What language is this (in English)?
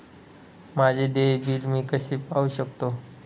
Marathi